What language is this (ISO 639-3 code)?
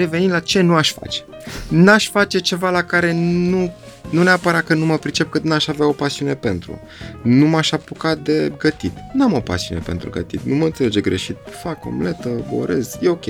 ron